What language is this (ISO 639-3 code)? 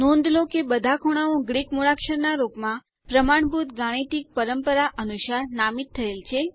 guj